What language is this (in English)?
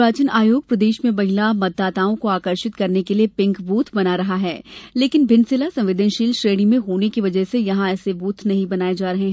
Hindi